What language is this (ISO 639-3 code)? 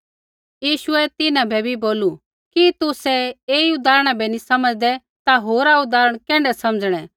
kfx